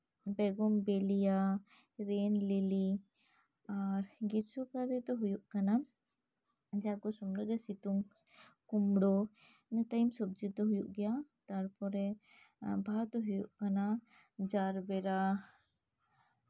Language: Santali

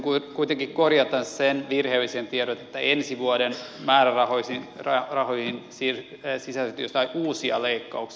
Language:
Finnish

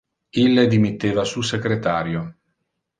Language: Interlingua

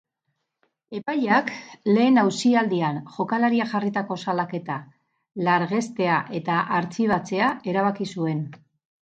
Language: Basque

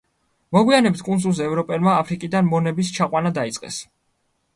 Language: Georgian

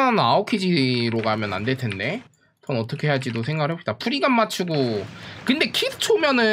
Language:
Korean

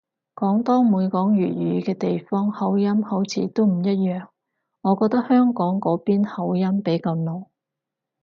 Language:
Cantonese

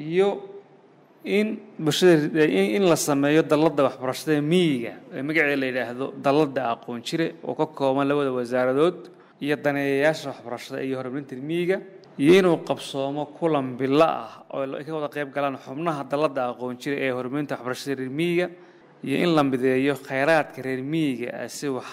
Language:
Arabic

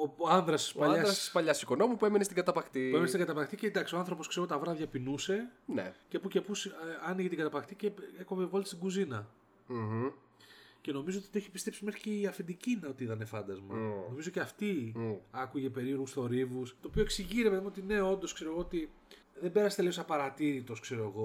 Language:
Greek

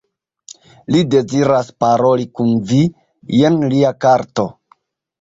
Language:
Esperanto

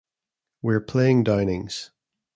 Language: English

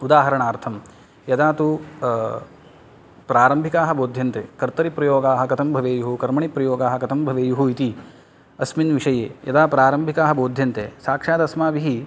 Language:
Sanskrit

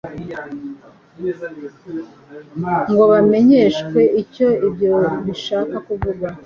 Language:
Kinyarwanda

